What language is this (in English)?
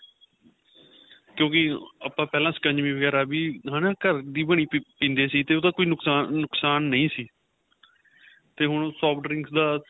Punjabi